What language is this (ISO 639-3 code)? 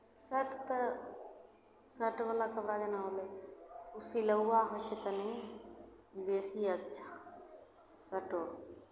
mai